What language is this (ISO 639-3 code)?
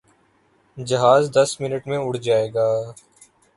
urd